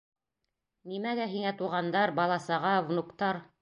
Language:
Bashkir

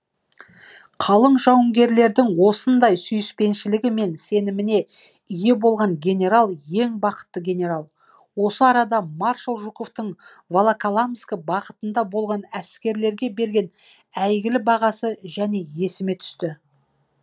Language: Kazakh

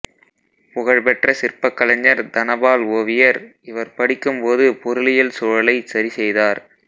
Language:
Tamil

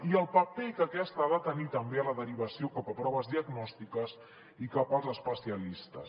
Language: Catalan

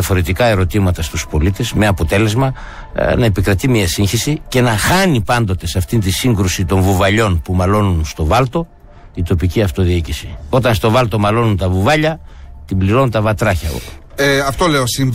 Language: Greek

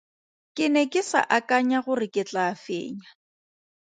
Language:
Tswana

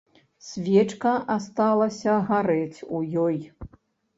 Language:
Belarusian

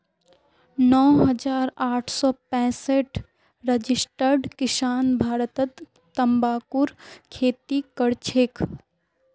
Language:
Magahi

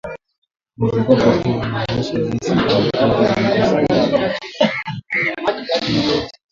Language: Swahili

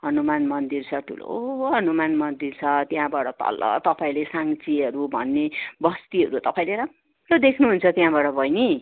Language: Nepali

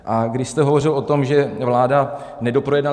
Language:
Czech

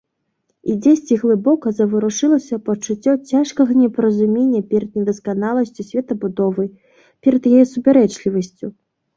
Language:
Belarusian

